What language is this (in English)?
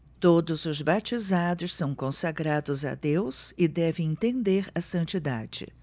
Portuguese